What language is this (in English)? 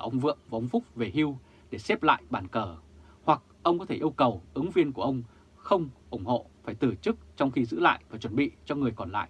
Vietnamese